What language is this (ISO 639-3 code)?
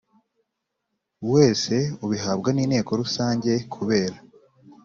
kin